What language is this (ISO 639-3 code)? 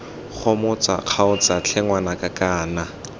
tsn